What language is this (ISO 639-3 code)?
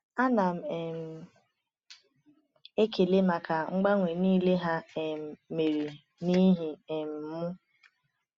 ibo